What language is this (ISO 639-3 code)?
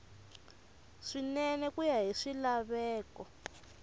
tso